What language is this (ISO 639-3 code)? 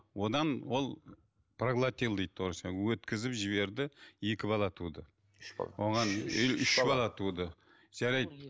kaz